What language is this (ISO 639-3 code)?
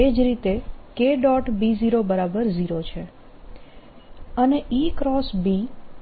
guj